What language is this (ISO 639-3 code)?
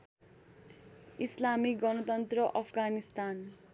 nep